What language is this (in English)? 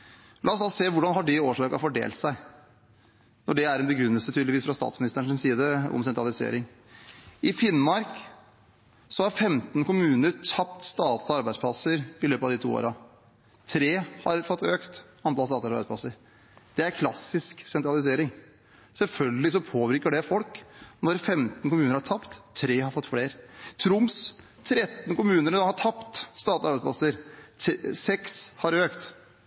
Norwegian Bokmål